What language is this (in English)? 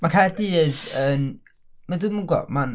Welsh